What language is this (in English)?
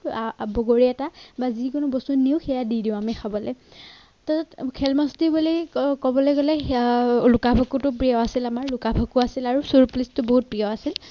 Assamese